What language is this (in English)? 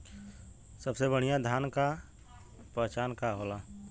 Bhojpuri